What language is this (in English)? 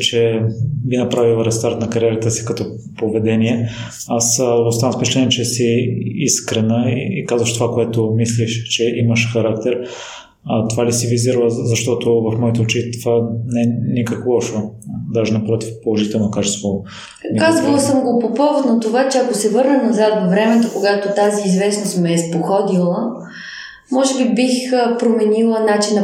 Bulgarian